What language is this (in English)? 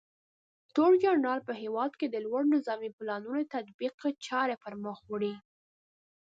Pashto